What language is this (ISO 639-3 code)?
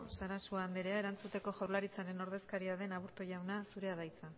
eus